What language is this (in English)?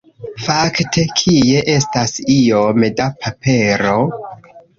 Esperanto